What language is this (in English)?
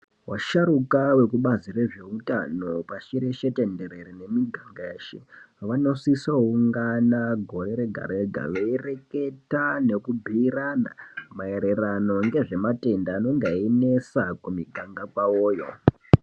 Ndau